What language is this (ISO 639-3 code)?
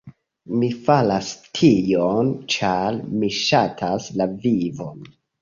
epo